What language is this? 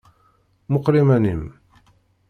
Kabyle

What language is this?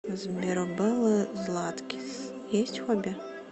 Russian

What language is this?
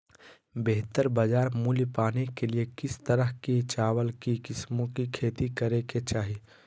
Magahi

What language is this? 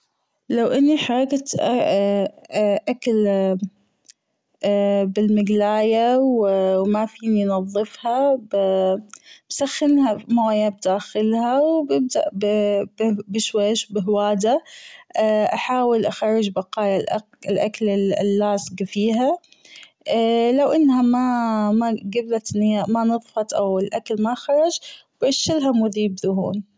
Gulf Arabic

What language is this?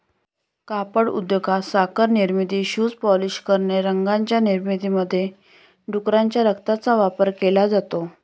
Marathi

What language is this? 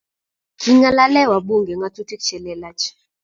Kalenjin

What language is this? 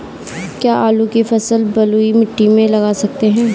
Hindi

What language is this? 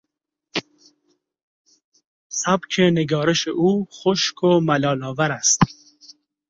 Persian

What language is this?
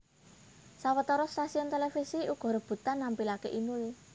Javanese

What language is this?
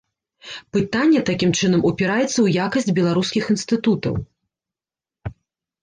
Belarusian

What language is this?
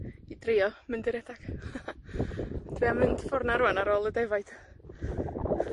Welsh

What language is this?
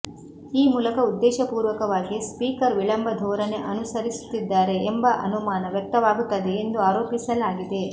Kannada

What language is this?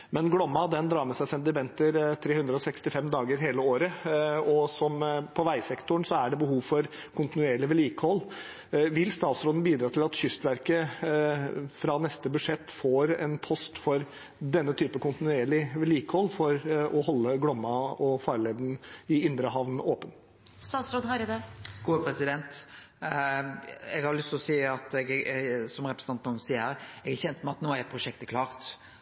Norwegian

